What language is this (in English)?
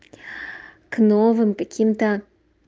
Russian